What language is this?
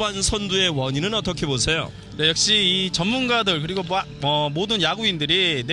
Korean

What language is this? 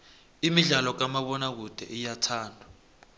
South Ndebele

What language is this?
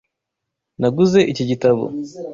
Kinyarwanda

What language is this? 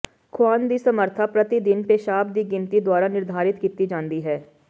Punjabi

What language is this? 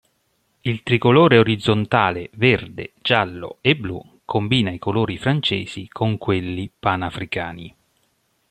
Italian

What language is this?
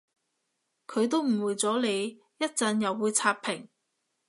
Cantonese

